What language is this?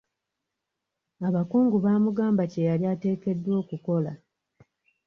Ganda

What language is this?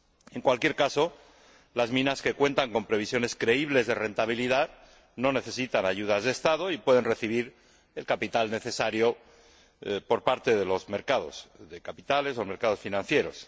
Spanish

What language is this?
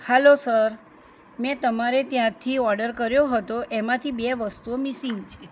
Gujarati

